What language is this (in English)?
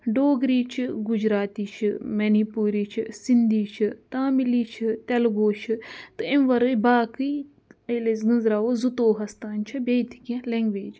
Kashmiri